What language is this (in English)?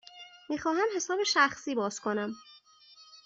Persian